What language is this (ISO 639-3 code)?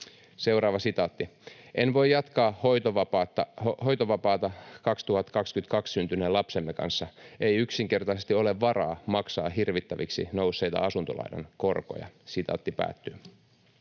fin